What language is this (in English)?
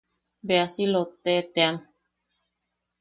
Yaqui